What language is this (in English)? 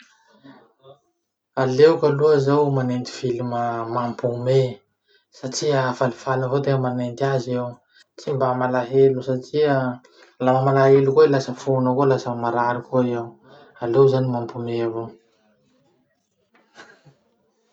Masikoro Malagasy